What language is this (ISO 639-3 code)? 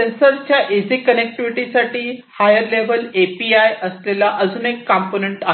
mar